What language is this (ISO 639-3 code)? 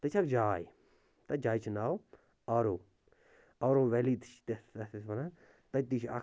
kas